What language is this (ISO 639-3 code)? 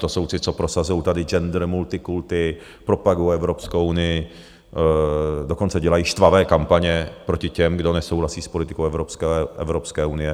ces